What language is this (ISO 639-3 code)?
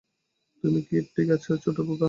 ben